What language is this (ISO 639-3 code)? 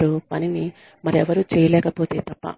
tel